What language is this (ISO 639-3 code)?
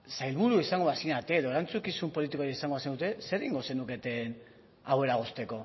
eus